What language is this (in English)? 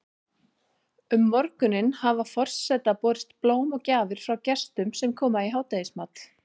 Icelandic